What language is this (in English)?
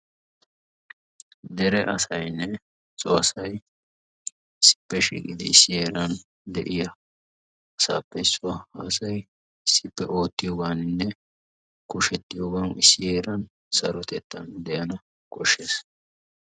Wolaytta